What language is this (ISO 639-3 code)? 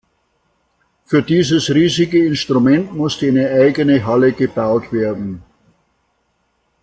deu